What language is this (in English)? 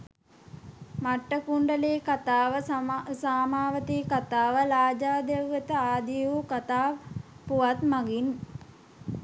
Sinhala